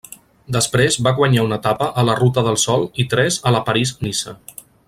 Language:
Catalan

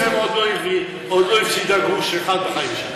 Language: Hebrew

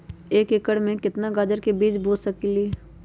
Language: Magahi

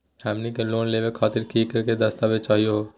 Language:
Magahi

